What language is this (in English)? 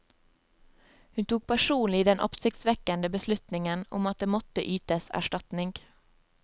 Norwegian